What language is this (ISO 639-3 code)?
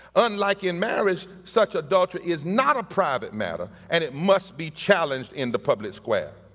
eng